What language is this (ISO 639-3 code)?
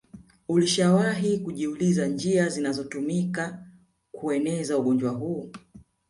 swa